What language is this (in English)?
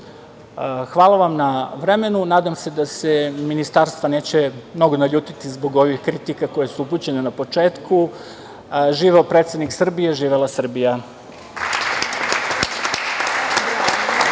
Serbian